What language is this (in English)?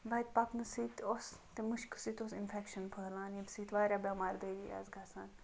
Kashmiri